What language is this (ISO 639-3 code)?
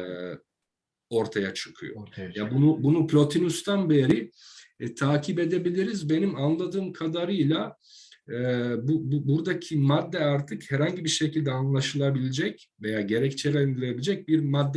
tur